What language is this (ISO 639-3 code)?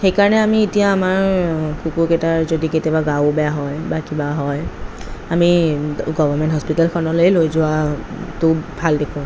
asm